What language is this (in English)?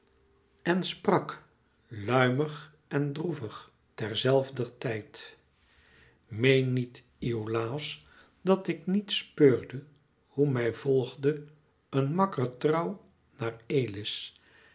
Dutch